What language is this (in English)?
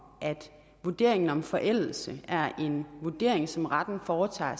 Danish